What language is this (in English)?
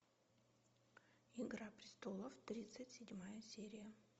Russian